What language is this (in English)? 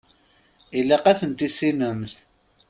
Kabyle